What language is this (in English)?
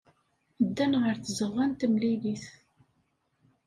Kabyle